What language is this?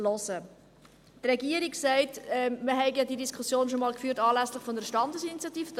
Swiss German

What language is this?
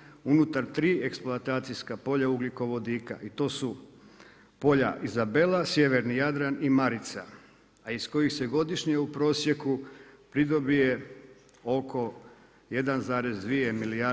Croatian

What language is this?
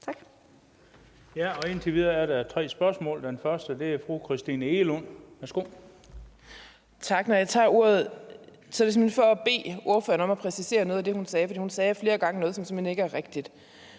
Danish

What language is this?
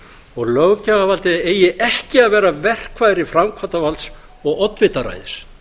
Icelandic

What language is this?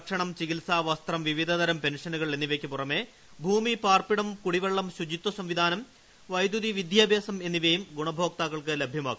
Malayalam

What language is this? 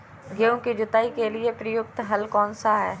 Hindi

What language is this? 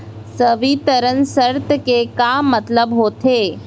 Chhattisgarhi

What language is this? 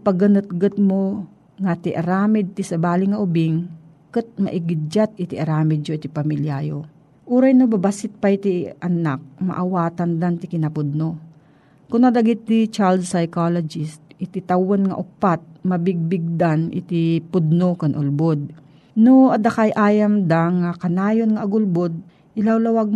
Filipino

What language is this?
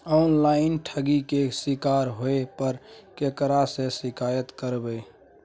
Maithili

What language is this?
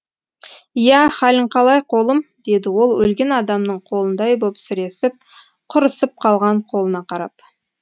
Kazakh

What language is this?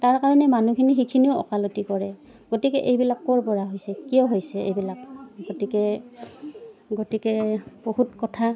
Assamese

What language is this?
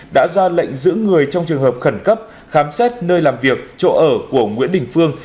Vietnamese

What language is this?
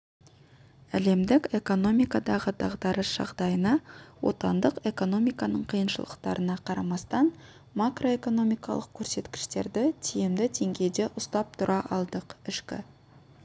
Kazakh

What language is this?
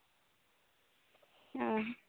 Santali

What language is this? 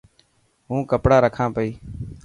Dhatki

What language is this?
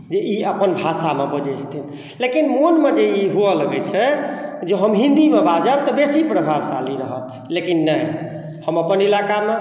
Maithili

